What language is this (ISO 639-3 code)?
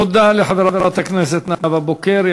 heb